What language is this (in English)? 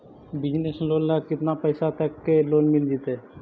Magahi